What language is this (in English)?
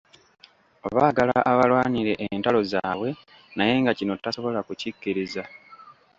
Ganda